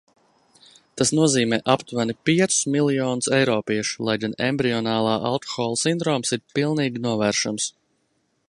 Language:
Latvian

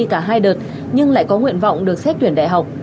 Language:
Vietnamese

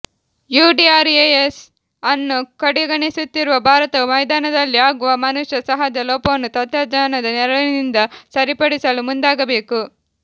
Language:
Kannada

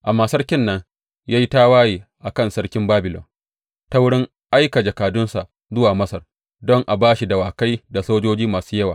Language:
Hausa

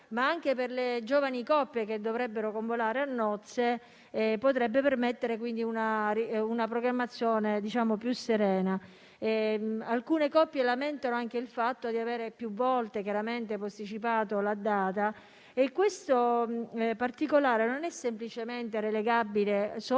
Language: Italian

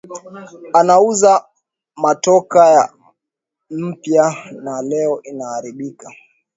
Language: Swahili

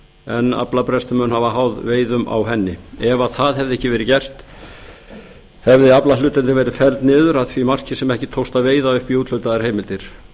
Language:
Icelandic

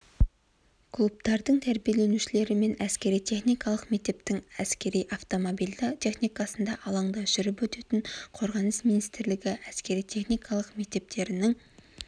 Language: Kazakh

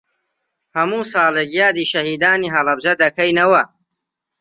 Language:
Central Kurdish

